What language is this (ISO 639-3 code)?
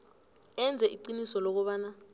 nbl